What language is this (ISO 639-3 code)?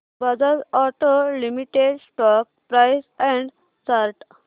mar